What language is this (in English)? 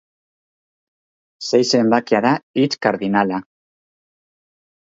Basque